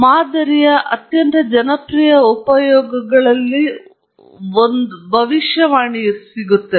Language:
Kannada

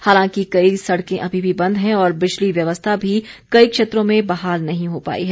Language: Hindi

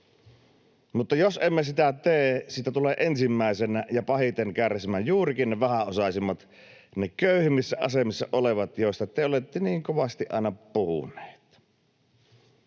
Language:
Finnish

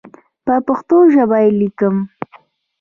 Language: Pashto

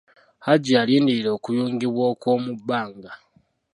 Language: Ganda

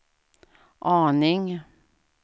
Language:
Swedish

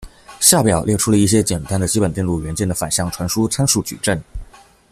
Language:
Chinese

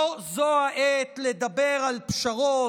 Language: Hebrew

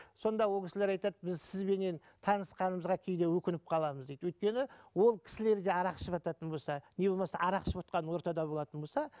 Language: Kazakh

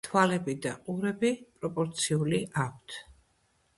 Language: Georgian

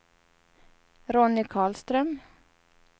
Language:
Swedish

